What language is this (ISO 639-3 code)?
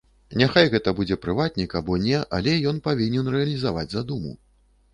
bel